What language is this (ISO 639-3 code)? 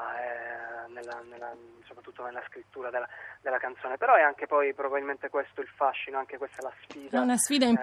ita